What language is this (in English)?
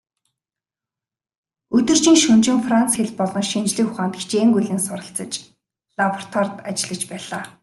Mongolian